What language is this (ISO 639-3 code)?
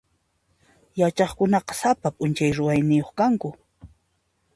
qxp